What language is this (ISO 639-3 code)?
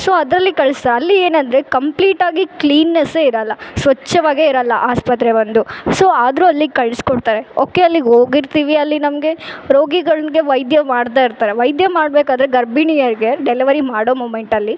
kan